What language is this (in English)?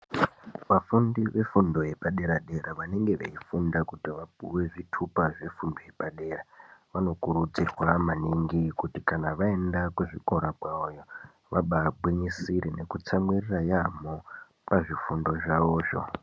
Ndau